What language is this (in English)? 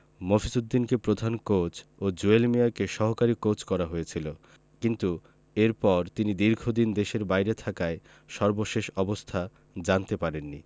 Bangla